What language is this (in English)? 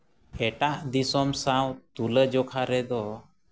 Santali